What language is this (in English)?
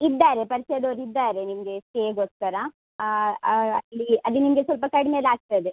Kannada